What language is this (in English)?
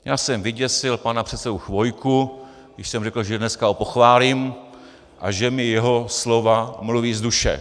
Czech